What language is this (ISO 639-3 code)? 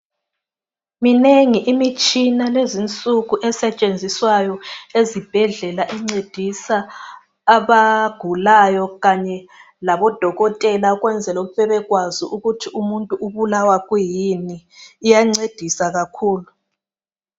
nde